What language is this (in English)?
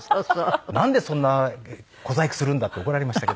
Japanese